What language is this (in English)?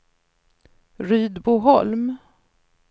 Swedish